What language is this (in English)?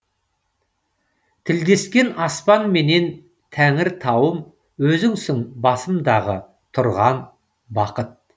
Kazakh